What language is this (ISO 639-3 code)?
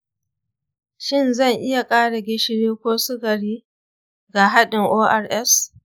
hau